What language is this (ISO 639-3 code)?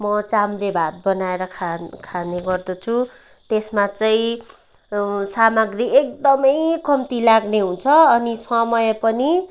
nep